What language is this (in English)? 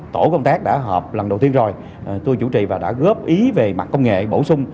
Vietnamese